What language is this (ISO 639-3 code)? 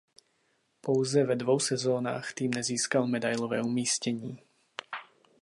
ces